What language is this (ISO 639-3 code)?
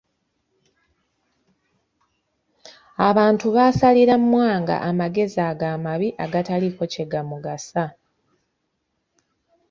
lug